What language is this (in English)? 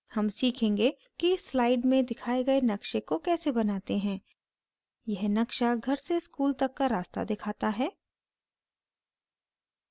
Hindi